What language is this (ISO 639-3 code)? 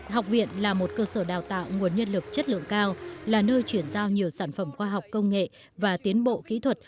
vie